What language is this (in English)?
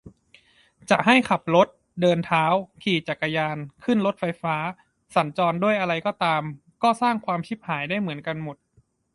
Thai